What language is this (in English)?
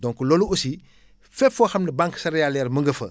Wolof